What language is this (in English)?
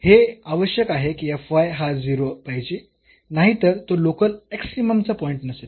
Marathi